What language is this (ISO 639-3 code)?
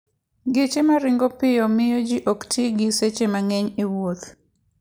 luo